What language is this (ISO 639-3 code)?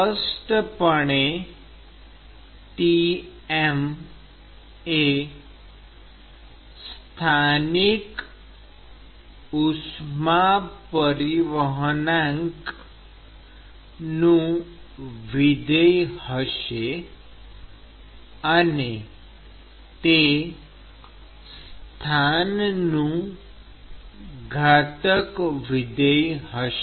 guj